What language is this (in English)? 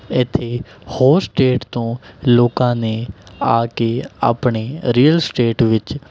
Punjabi